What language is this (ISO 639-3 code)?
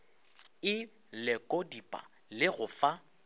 nso